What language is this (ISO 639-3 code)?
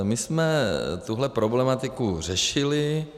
ces